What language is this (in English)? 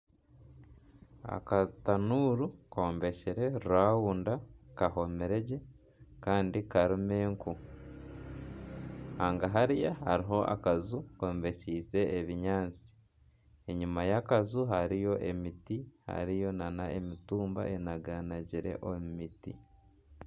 Nyankole